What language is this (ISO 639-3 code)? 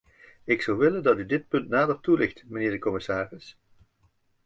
nld